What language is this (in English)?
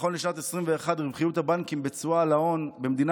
Hebrew